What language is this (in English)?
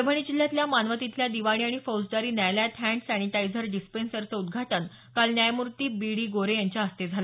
Marathi